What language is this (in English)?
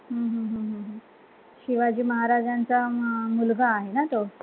Marathi